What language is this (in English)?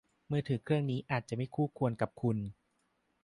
Thai